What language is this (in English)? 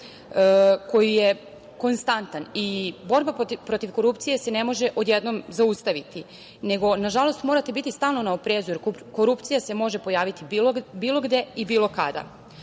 Serbian